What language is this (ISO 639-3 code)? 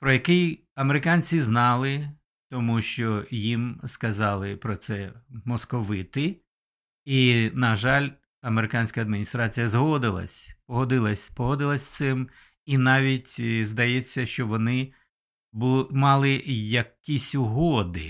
ukr